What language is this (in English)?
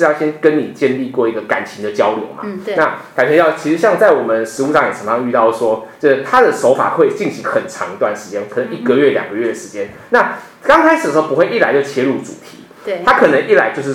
Chinese